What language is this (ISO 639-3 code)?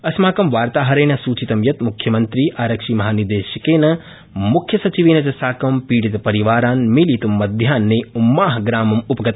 san